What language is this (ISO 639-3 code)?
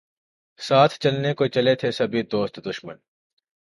urd